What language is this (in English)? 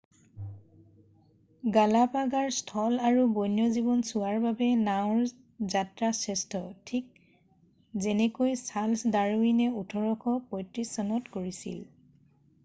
Assamese